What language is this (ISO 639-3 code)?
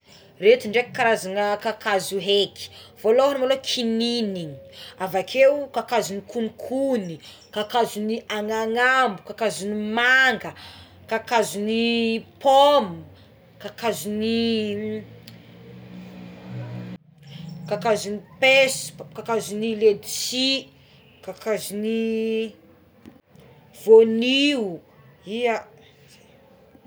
xmw